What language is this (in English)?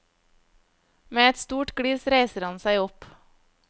Norwegian